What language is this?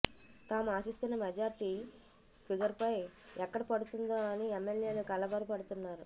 Telugu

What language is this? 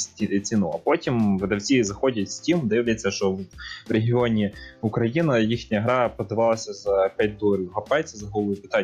Ukrainian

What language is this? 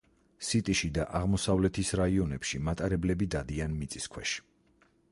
Georgian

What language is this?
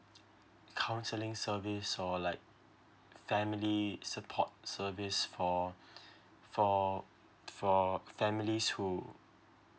English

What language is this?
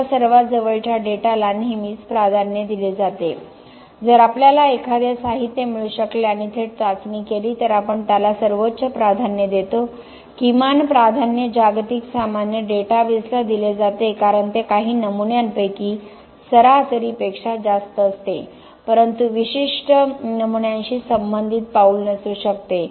Marathi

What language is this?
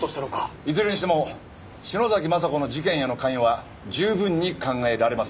Japanese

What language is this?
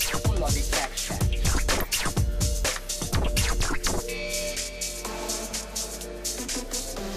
Hungarian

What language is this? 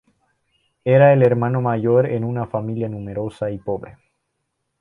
Spanish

